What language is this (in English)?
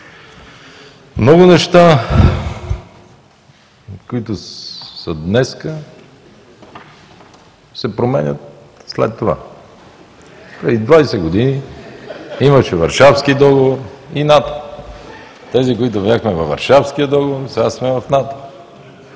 Bulgarian